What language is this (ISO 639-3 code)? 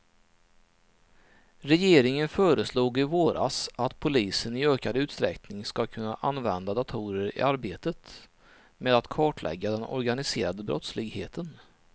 swe